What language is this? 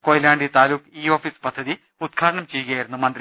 Malayalam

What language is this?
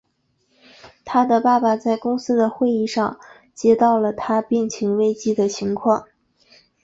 Chinese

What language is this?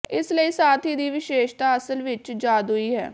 Punjabi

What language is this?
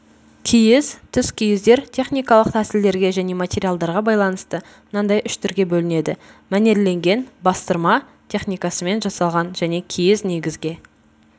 Kazakh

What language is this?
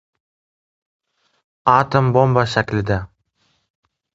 Uzbek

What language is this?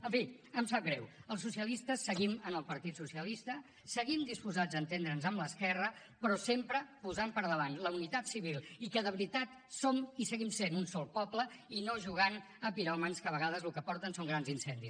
Catalan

